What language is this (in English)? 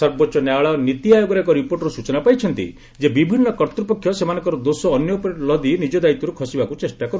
Odia